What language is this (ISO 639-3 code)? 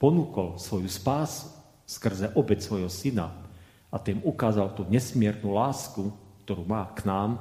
slk